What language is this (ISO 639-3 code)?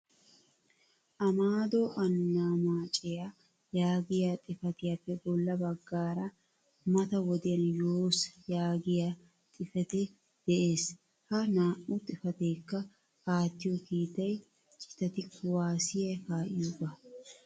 wal